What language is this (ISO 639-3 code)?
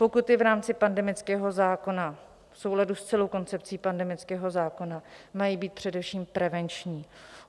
ces